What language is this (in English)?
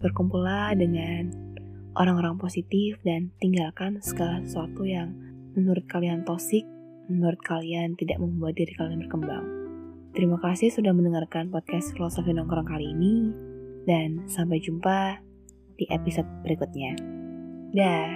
Indonesian